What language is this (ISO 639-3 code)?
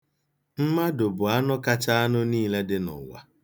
ibo